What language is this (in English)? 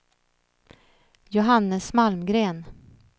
Swedish